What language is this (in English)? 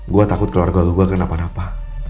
Indonesian